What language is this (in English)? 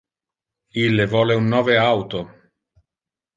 Interlingua